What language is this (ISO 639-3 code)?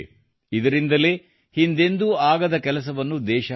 kan